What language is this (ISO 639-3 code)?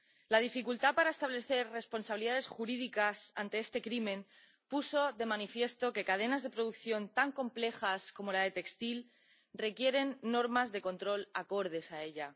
spa